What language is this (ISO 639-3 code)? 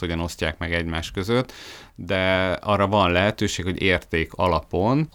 hun